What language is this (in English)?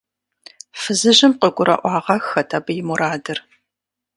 Kabardian